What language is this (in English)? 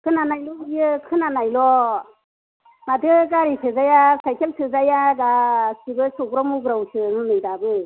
Bodo